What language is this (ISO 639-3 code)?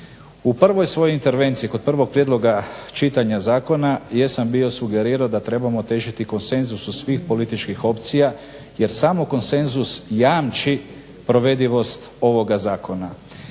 hrv